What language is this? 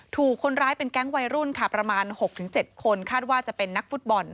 Thai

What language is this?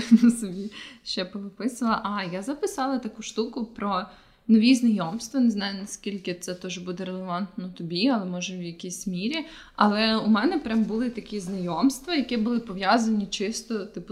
Ukrainian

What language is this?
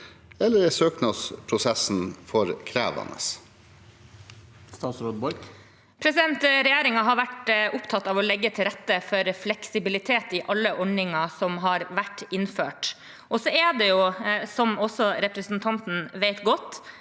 Norwegian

